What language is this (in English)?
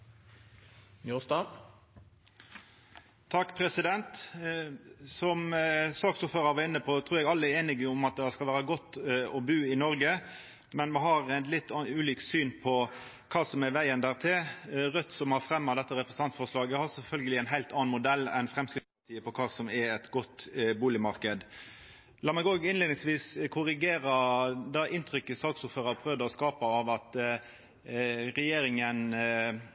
Norwegian Nynorsk